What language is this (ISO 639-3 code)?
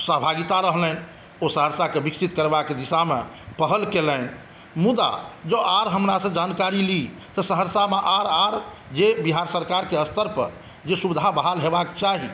mai